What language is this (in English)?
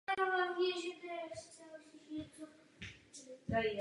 Czech